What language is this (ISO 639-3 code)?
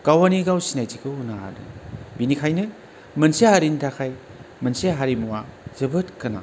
brx